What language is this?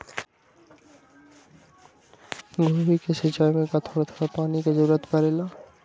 Magahi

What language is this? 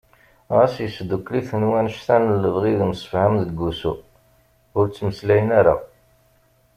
Kabyle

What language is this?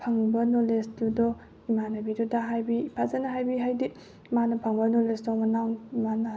Manipuri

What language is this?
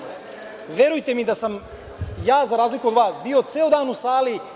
Serbian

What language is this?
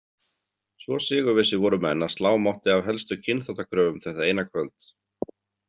Icelandic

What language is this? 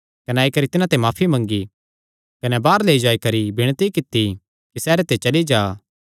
Kangri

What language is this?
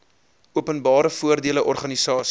Afrikaans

